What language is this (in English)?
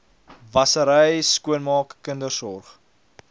Afrikaans